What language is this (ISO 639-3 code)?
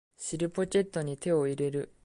jpn